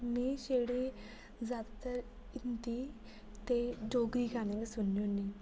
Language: Dogri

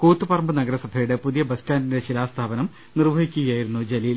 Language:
Malayalam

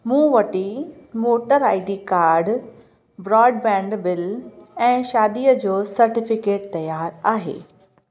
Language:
Sindhi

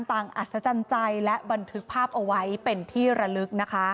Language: Thai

